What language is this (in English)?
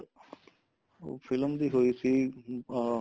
Punjabi